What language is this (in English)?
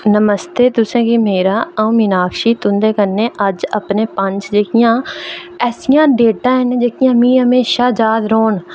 Dogri